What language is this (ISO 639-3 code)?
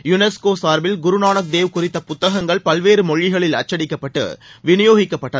tam